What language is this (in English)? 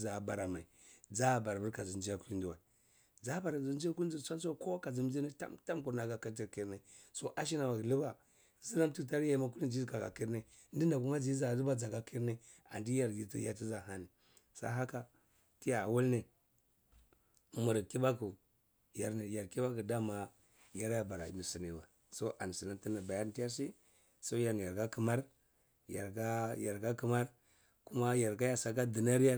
Cibak